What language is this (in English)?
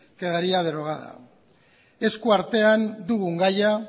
Basque